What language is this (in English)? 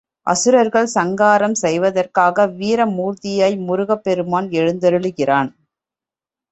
Tamil